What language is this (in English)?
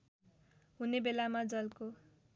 Nepali